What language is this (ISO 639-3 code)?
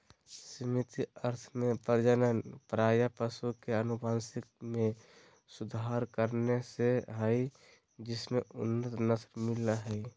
mag